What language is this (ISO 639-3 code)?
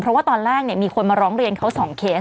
tha